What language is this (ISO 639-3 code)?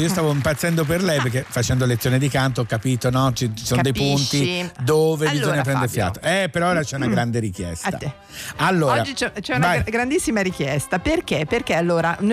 ita